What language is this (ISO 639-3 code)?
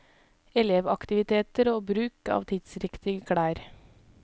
nor